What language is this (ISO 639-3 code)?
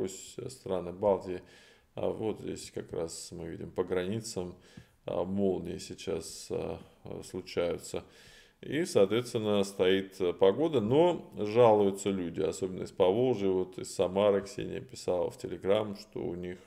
rus